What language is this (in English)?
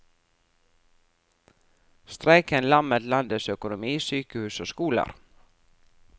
Norwegian